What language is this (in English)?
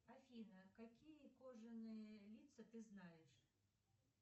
Russian